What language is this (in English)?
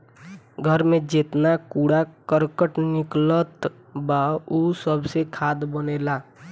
Bhojpuri